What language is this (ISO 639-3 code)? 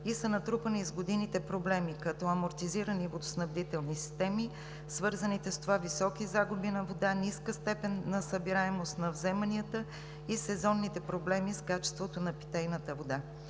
bul